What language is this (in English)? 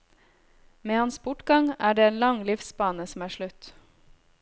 Norwegian